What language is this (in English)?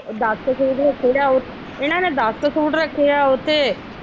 Punjabi